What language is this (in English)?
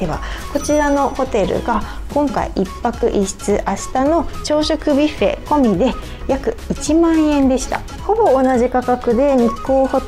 Japanese